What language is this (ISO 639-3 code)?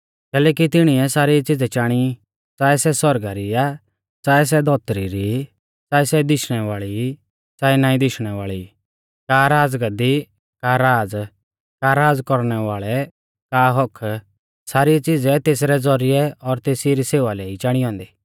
bfz